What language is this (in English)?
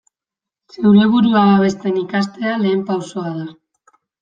Basque